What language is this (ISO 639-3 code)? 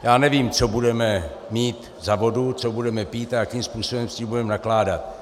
ces